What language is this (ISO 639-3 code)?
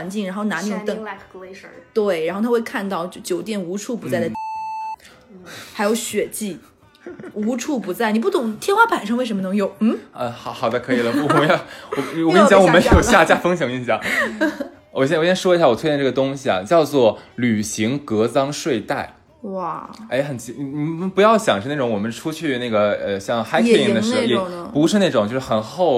zho